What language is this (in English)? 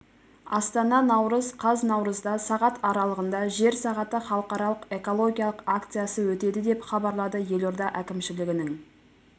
Kazakh